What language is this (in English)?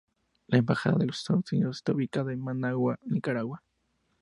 Spanish